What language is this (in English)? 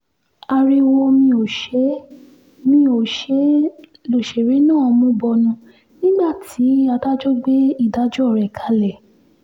Yoruba